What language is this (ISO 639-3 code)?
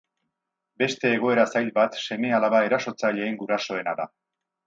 eus